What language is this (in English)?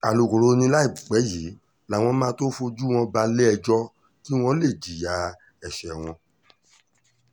Yoruba